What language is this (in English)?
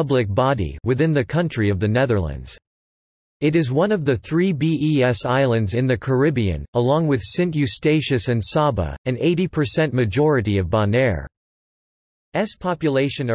English